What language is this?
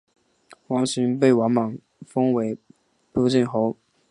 Chinese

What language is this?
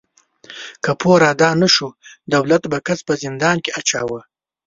Pashto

